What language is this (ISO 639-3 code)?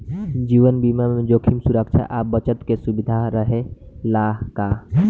bho